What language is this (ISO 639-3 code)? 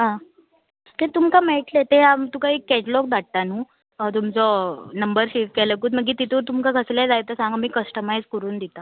kok